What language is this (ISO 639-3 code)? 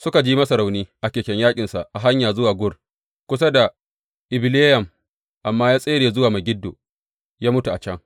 hau